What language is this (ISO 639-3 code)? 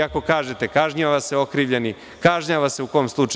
srp